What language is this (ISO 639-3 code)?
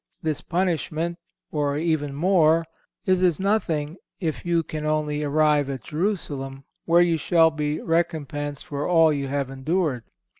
eng